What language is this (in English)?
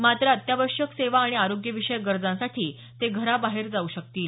Marathi